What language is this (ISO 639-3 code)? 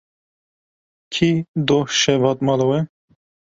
kur